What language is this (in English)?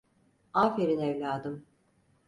Turkish